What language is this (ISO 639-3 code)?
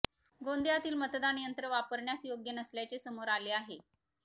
mar